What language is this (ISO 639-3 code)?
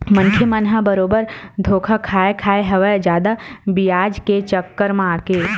hne